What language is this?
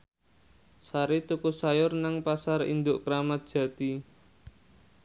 Javanese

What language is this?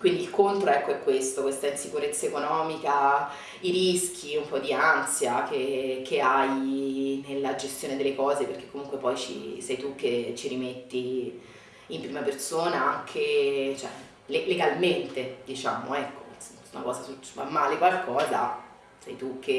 Italian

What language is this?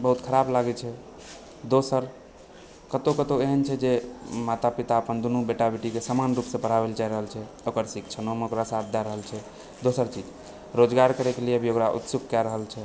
Maithili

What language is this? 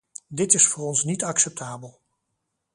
Dutch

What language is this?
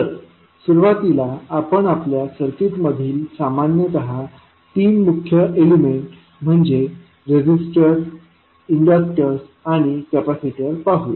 Marathi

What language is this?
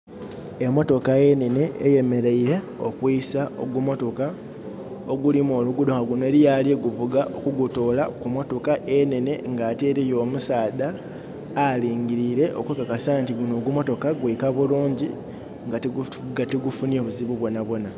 Soga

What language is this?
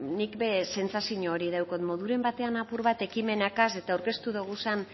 Basque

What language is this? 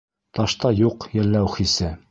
Bashkir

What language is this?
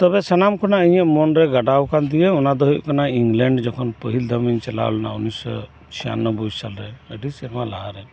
Santali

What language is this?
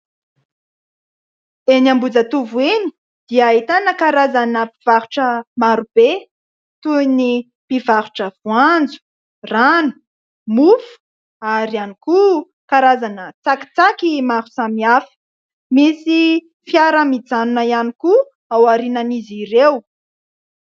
Malagasy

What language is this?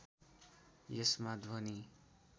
Nepali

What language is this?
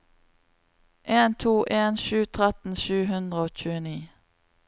Norwegian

